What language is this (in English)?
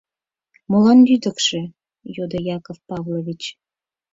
Mari